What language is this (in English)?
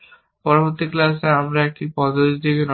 Bangla